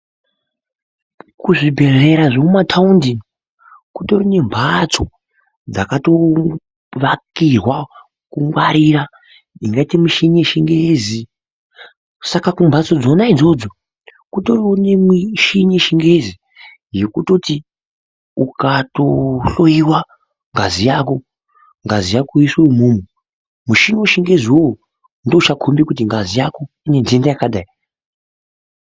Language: Ndau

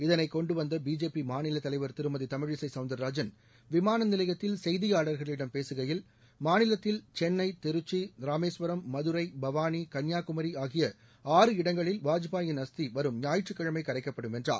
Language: Tamil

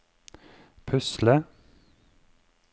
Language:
Norwegian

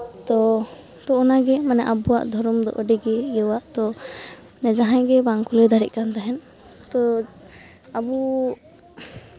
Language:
Santali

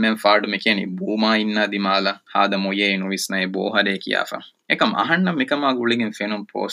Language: Urdu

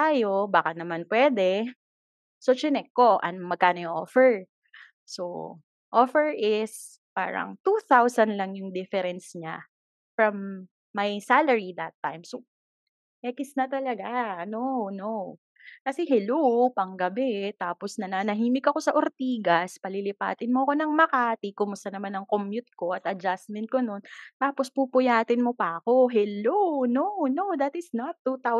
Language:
Filipino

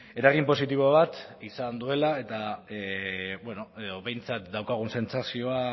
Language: Basque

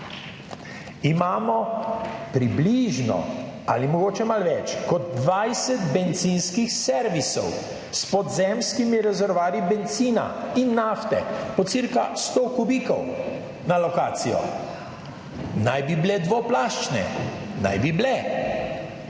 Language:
Slovenian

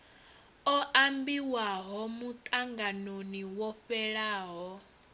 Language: Venda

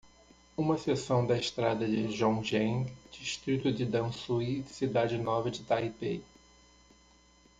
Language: Portuguese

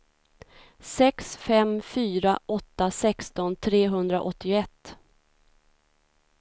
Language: Swedish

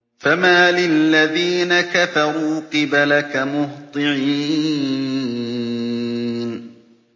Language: Arabic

